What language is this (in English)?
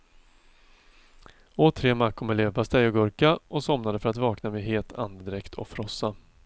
Swedish